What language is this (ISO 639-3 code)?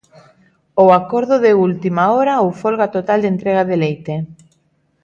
glg